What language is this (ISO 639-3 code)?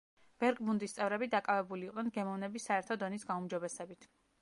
kat